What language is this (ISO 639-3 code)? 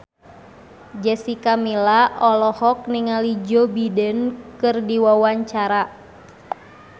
sun